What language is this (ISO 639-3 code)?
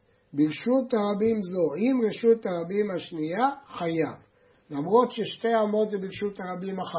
heb